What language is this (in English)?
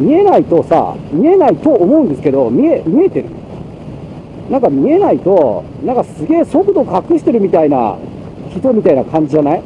Japanese